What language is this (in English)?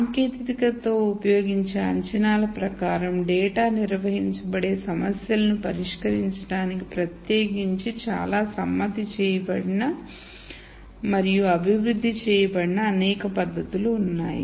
Telugu